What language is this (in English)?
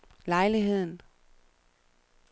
Danish